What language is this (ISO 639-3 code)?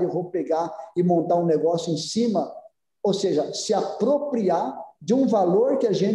por